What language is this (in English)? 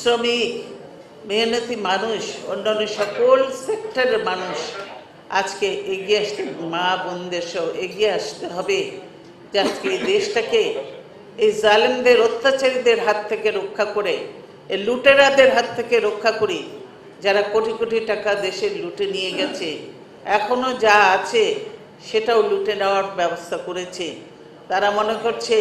Bangla